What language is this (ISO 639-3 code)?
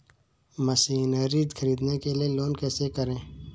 hin